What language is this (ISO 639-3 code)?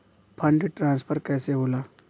bho